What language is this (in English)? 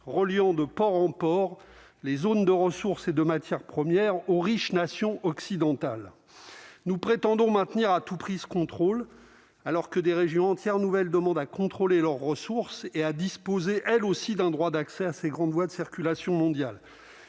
French